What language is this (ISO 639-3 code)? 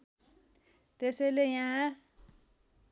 nep